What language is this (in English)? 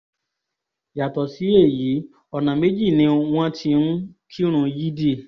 Yoruba